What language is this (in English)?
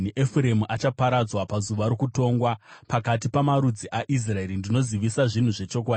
Shona